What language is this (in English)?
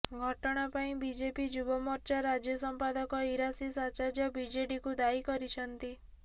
Odia